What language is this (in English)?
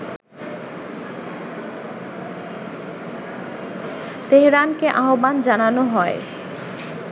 Bangla